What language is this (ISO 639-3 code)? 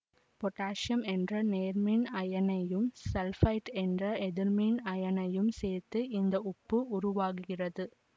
tam